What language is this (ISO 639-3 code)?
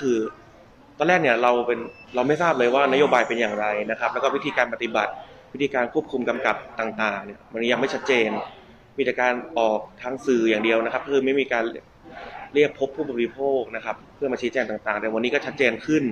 tha